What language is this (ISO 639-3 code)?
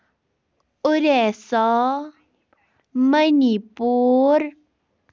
kas